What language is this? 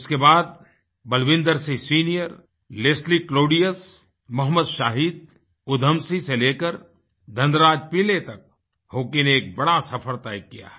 Hindi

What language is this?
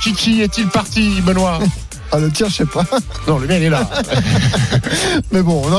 French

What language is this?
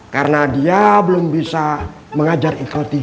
Indonesian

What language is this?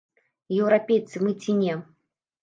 Belarusian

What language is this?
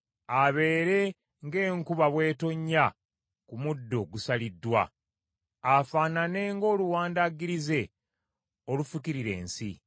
Ganda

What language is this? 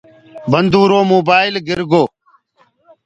Gurgula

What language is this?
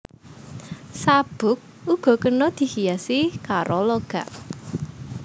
Javanese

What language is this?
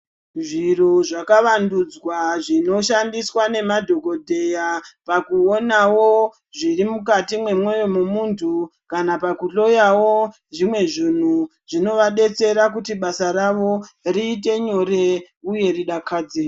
Ndau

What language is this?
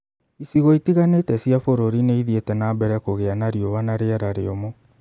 Kikuyu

